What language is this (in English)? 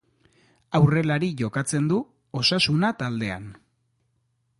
Basque